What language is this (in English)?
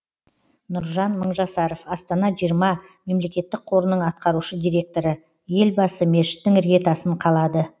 Kazakh